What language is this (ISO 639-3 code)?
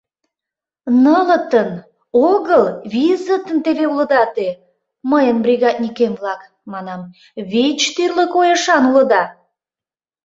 chm